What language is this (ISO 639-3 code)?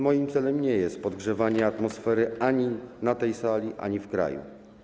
pol